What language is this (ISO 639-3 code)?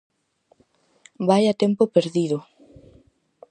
glg